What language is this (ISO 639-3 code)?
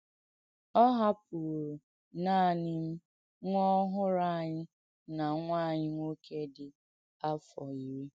ibo